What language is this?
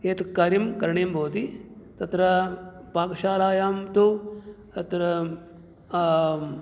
Sanskrit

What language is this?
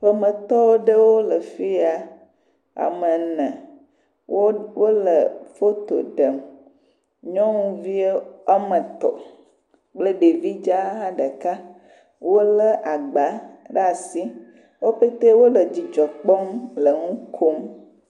Ewe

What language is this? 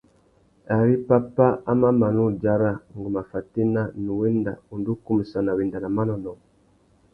Tuki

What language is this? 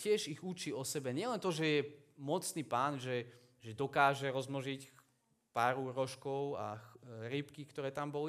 Slovak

